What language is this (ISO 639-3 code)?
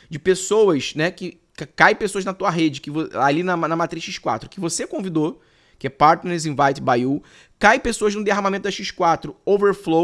por